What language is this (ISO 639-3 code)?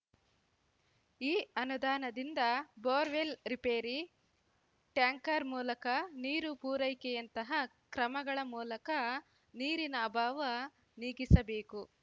kan